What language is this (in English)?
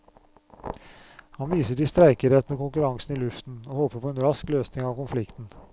Norwegian